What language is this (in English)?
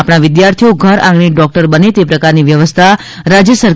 Gujarati